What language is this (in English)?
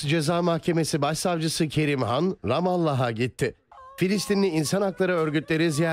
Turkish